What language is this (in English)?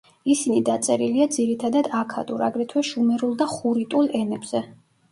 Georgian